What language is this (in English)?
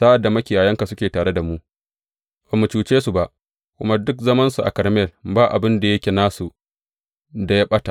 Hausa